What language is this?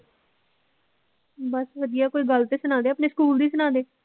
Punjabi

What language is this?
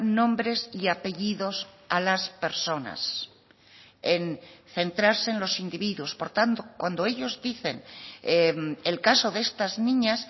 Spanish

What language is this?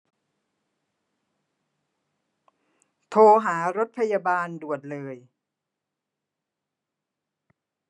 Thai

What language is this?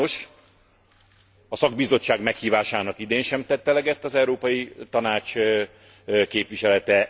Hungarian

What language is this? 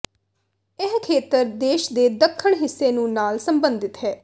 Punjabi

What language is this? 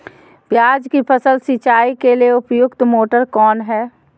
Magahi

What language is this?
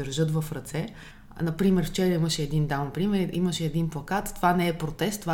Bulgarian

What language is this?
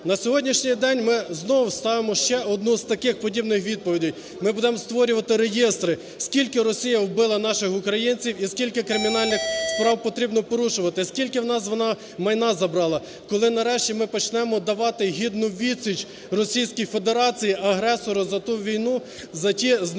Ukrainian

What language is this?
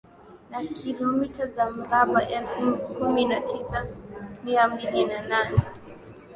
Swahili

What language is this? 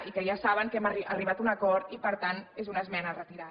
Catalan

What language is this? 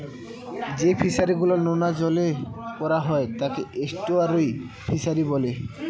Bangla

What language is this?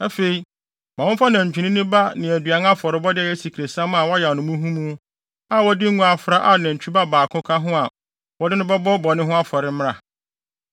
Akan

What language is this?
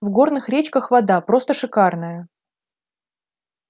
Russian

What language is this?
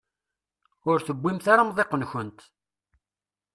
Kabyle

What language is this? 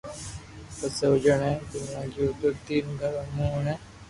Loarki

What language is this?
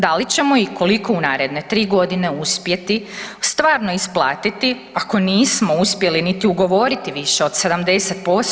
Croatian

